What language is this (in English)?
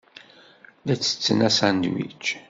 Kabyle